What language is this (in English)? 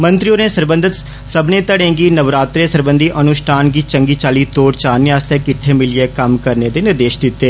Dogri